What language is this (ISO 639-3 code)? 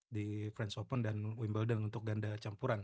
ind